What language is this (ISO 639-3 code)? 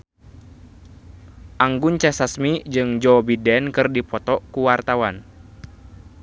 sun